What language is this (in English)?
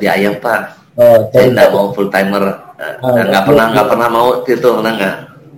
Indonesian